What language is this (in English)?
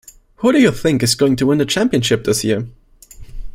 English